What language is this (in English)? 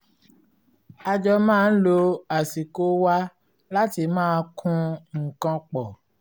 Yoruba